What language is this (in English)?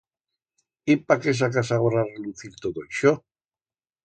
Aragonese